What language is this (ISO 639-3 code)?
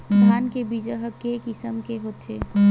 hne